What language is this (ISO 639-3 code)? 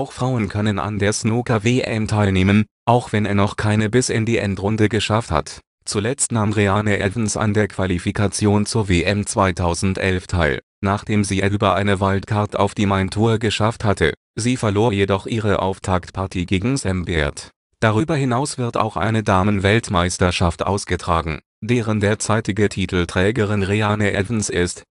deu